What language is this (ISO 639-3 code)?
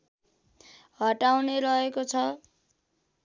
nep